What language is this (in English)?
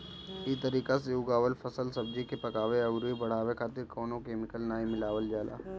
Bhojpuri